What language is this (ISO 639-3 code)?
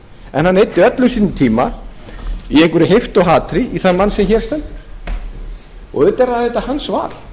isl